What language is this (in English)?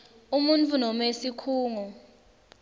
Swati